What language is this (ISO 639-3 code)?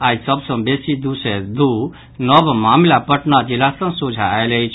mai